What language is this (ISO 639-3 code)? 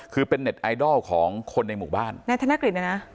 tha